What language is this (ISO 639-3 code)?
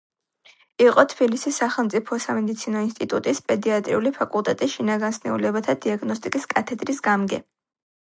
kat